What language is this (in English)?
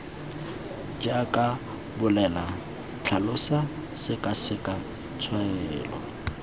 Tswana